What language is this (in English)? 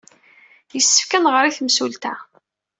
Kabyle